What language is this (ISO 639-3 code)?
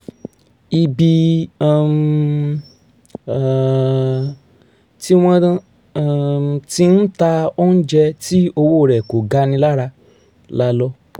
yor